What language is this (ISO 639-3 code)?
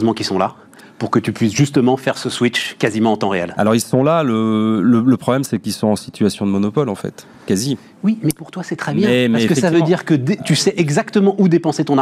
fra